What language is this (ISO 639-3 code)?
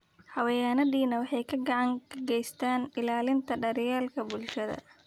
som